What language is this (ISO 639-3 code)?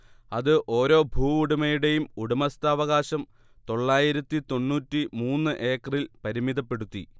mal